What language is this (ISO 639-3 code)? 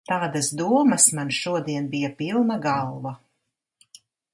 lav